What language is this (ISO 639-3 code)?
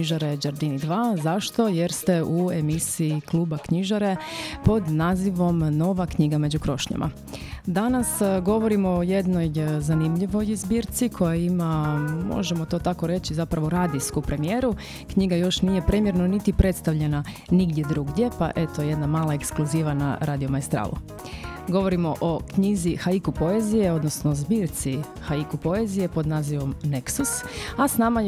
hrv